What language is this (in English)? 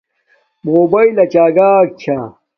Domaaki